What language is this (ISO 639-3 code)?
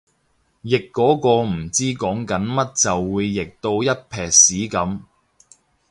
yue